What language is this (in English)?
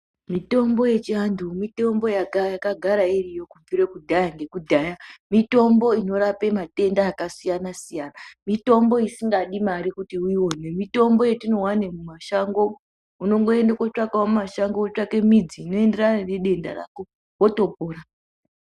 Ndau